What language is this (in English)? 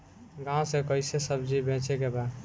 Bhojpuri